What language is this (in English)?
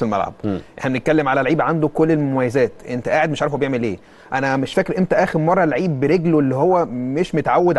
Arabic